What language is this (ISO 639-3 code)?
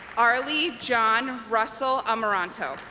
eng